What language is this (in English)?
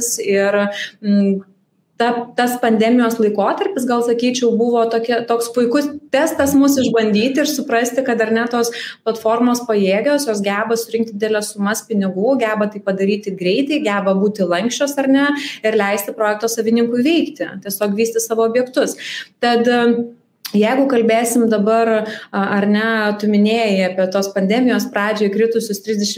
English